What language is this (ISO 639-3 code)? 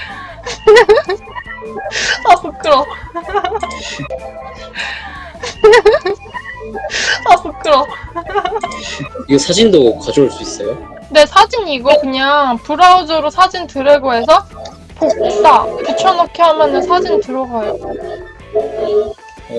kor